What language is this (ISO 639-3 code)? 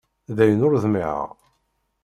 kab